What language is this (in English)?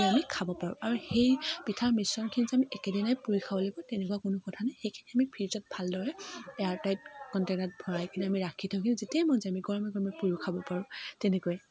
Assamese